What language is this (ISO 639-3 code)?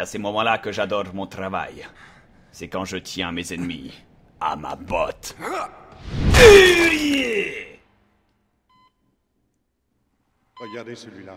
fra